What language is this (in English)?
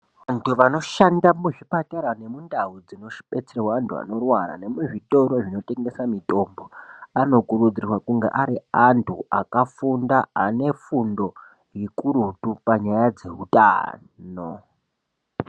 Ndau